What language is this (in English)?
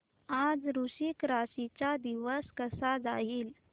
Marathi